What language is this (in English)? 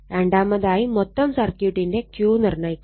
Malayalam